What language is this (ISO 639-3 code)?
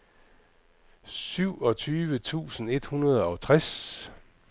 dan